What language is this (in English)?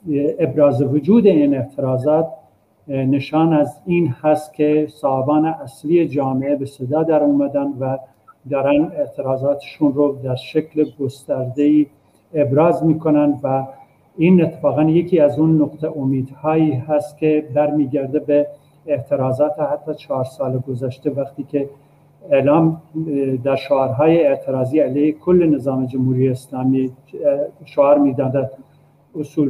Persian